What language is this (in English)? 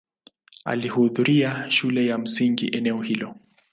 Swahili